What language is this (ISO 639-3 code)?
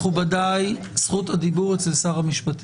heb